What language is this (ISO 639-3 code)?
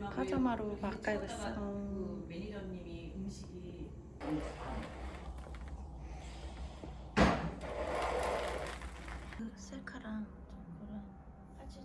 kor